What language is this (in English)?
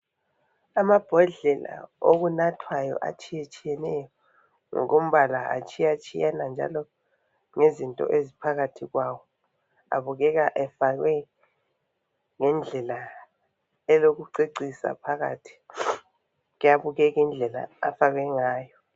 North Ndebele